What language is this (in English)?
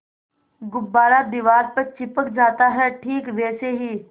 Hindi